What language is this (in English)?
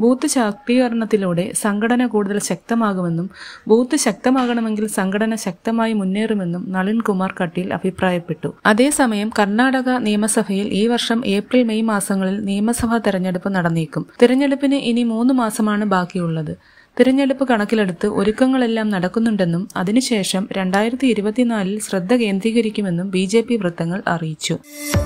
Romanian